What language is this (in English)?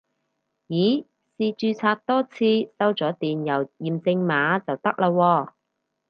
Cantonese